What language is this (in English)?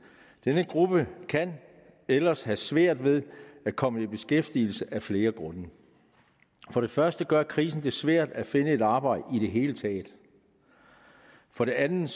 Danish